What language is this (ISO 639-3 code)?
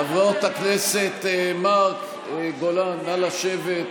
heb